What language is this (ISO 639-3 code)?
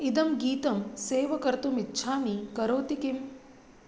san